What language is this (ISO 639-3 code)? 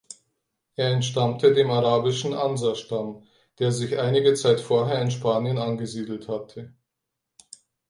deu